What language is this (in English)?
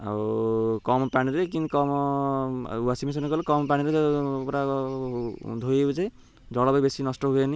Odia